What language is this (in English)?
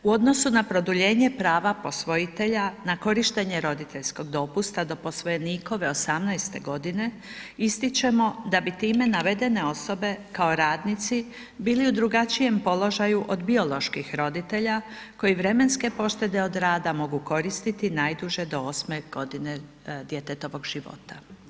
Croatian